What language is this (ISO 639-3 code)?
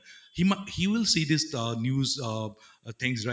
asm